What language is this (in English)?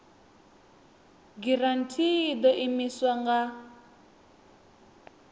Venda